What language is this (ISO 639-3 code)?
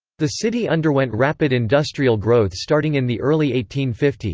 eng